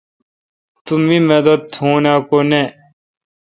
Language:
Kalkoti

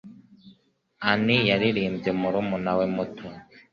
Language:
Kinyarwanda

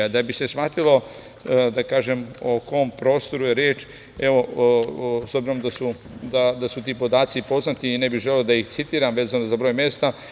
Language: Serbian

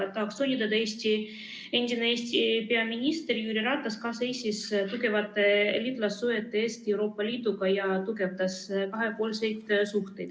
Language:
Estonian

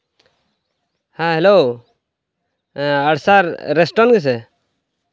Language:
Santali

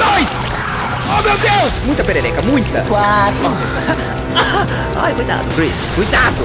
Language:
Portuguese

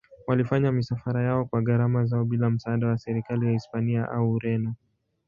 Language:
Swahili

